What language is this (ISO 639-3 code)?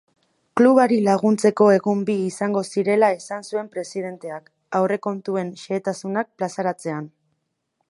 eus